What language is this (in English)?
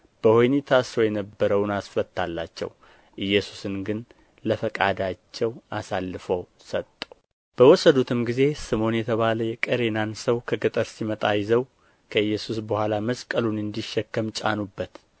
Amharic